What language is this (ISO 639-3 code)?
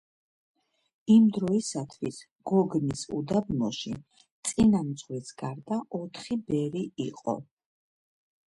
kat